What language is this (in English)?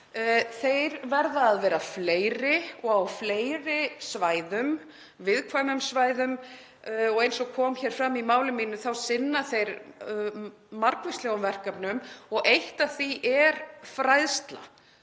Icelandic